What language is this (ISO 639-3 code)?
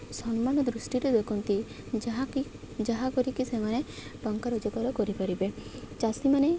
ori